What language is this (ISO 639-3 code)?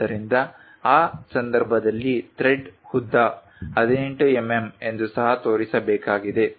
kan